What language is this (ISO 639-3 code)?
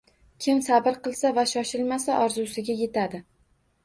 uzb